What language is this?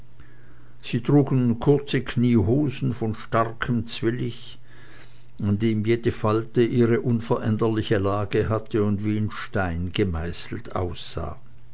German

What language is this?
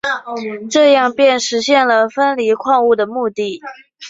Chinese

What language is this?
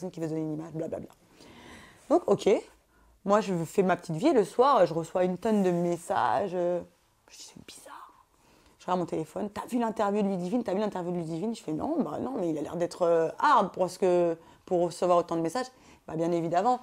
French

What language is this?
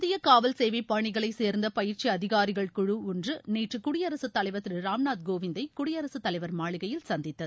Tamil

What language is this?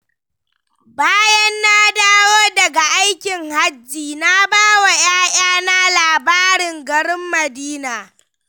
Hausa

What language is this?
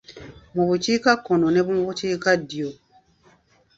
Ganda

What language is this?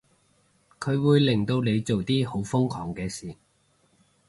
Cantonese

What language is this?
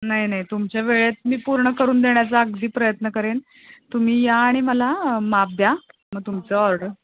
Marathi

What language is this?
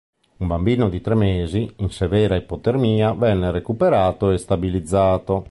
Italian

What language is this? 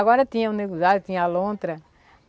Portuguese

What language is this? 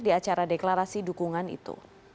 Indonesian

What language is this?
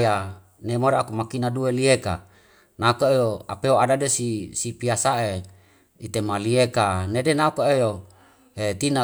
Wemale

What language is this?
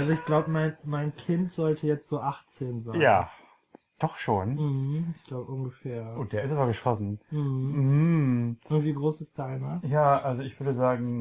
German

